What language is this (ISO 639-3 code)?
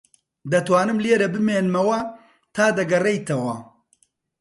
ckb